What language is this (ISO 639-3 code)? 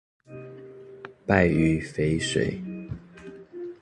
zho